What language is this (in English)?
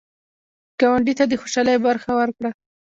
Pashto